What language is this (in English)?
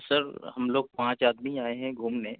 Urdu